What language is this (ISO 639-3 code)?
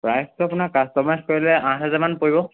asm